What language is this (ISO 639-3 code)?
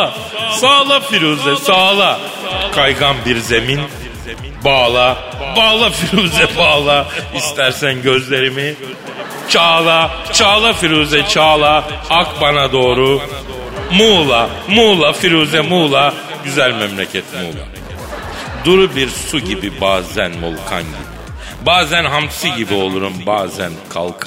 tur